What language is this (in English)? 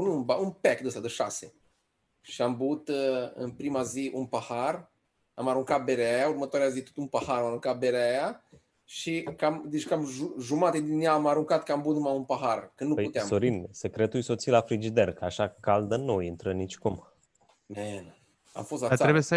Romanian